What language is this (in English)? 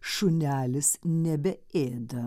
Lithuanian